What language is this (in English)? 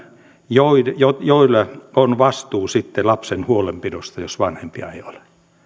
Finnish